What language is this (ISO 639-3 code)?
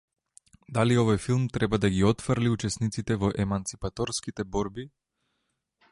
mkd